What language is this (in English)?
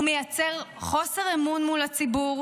Hebrew